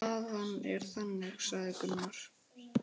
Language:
Icelandic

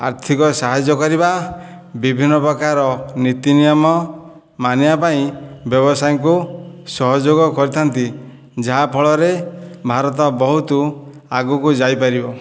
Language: Odia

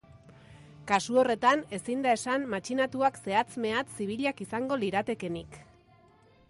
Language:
Basque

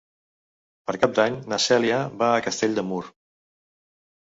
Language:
Catalan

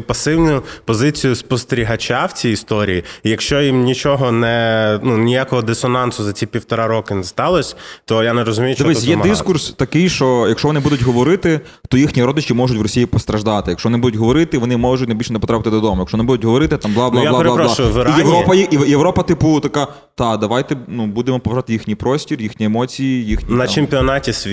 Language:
Ukrainian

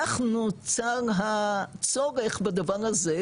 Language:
Hebrew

